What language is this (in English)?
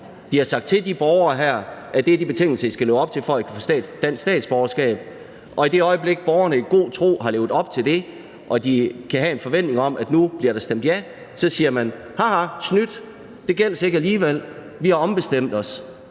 Danish